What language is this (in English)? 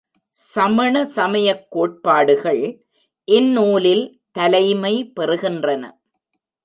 Tamil